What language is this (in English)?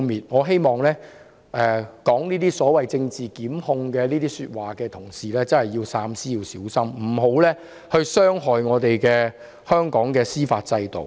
Cantonese